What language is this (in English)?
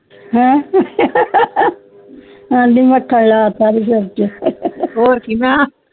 Punjabi